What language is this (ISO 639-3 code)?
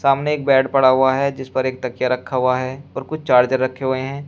hin